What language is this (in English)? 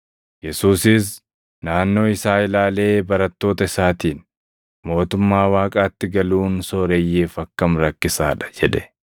Oromo